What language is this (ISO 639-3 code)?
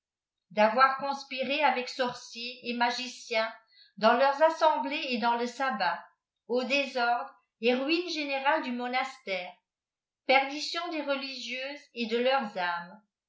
fra